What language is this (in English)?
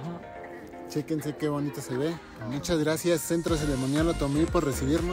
Spanish